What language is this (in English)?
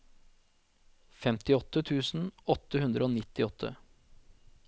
Norwegian